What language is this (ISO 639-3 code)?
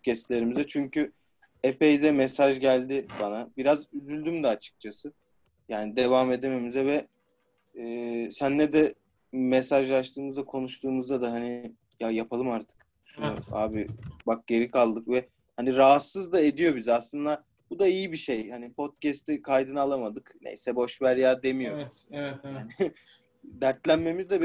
tur